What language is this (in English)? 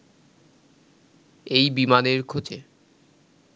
Bangla